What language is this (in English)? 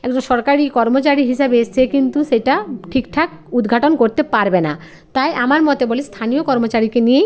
Bangla